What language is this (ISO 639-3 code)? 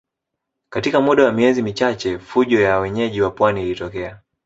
swa